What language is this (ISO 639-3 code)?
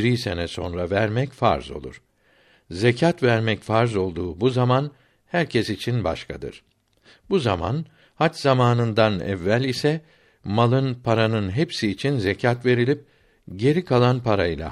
tur